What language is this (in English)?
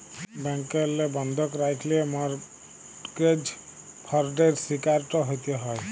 Bangla